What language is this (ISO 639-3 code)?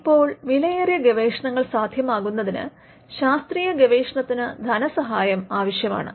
mal